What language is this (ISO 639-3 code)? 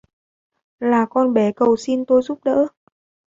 vie